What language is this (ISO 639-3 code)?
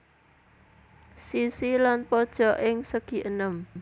jav